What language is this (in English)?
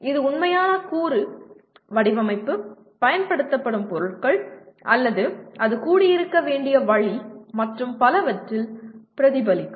Tamil